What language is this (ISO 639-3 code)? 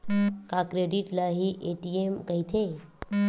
hne